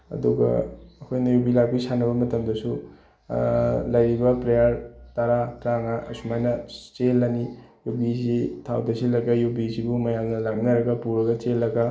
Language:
Manipuri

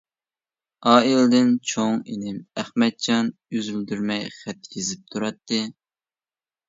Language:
Uyghur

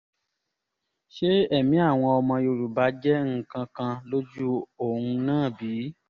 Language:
Yoruba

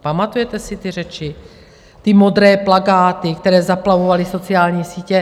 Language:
Czech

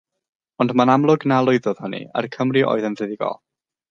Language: Welsh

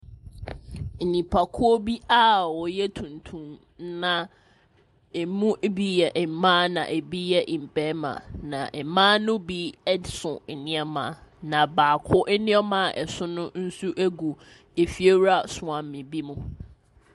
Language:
Akan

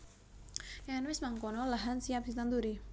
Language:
Javanese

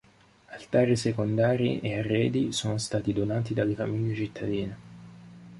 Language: Italian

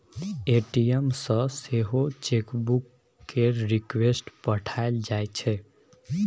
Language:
Maithili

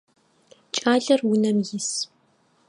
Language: Adyghe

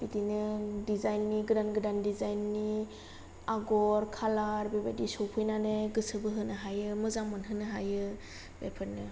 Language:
Bodo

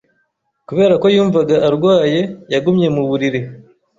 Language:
Kinyarwanda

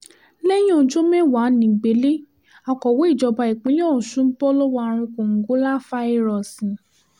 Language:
Yoruba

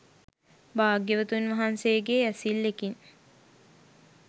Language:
Sinhala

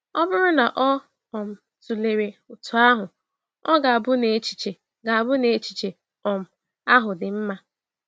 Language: Igbo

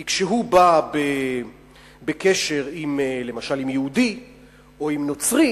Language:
Hebrew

